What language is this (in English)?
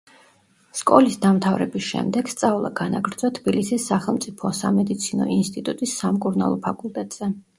Georgian